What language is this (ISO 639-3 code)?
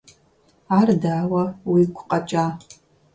kbd